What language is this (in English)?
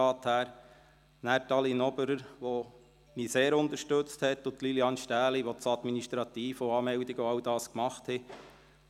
Swiss German